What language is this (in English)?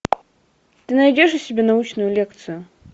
Russian